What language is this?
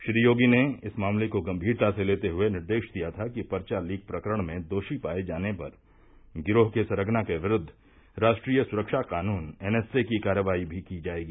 Hindi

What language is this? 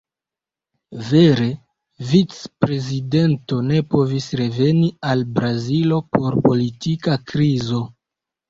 Esperanto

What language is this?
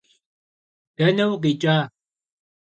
Kabardian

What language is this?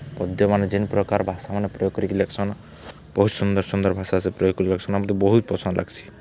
Odia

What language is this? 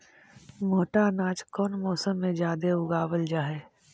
Magahi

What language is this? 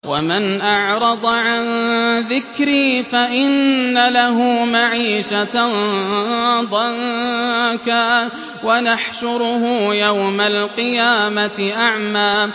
Arabic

